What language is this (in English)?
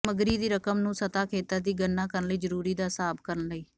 Punjabi